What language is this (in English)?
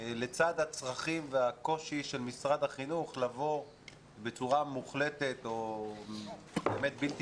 Hebrew